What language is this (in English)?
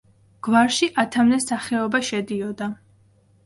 Georgian